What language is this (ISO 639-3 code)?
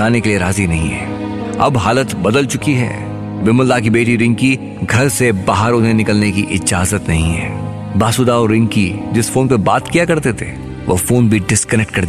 hin